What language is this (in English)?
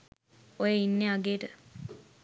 Sinhala